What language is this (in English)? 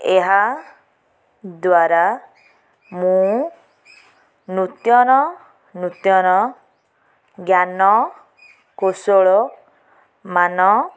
Odia